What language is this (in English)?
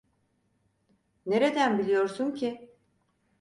Turkish